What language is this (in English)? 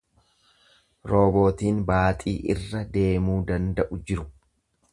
Oromo